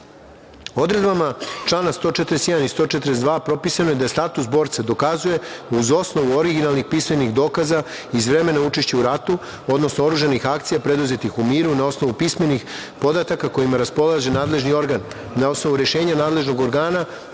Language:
Serbian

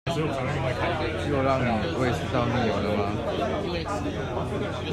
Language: Chinese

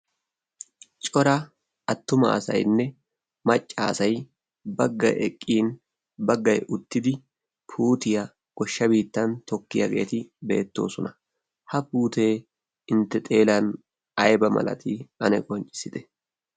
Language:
Wolaytta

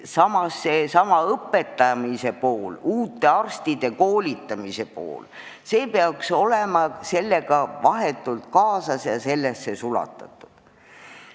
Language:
Estonian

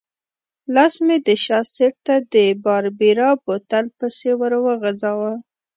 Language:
Pashto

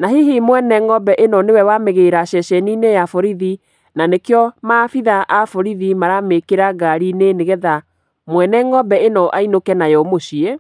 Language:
Kikuyu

